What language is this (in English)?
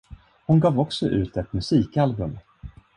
Swedish